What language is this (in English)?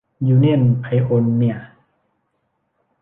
Thai